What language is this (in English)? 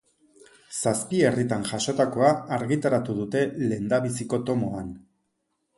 Basque